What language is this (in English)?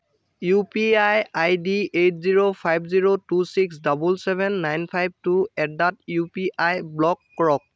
Assamese